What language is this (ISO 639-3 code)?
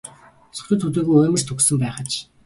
mon